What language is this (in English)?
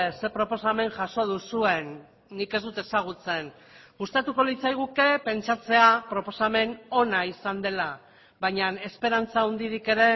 Basque